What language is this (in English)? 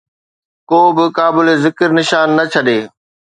Sindhi